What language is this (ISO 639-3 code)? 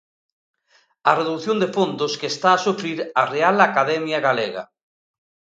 glg